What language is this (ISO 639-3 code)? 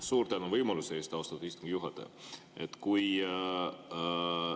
est